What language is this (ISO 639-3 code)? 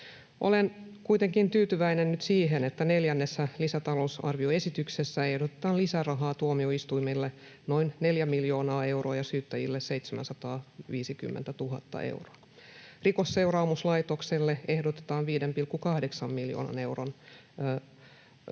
fin